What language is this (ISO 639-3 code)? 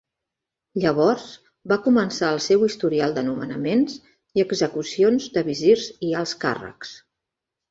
cat